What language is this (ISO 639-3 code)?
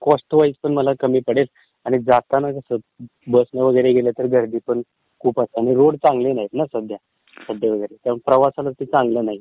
mar